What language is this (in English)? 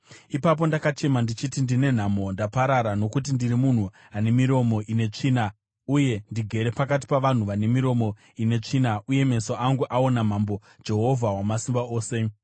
Shona